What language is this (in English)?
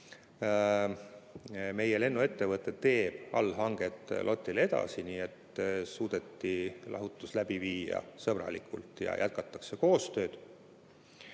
Estonian